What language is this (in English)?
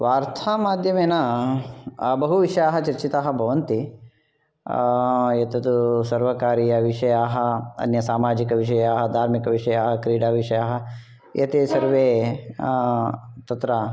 Sanskrit